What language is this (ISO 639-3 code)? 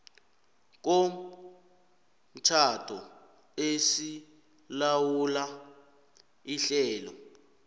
nbl